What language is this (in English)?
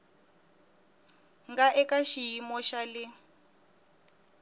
Tsonga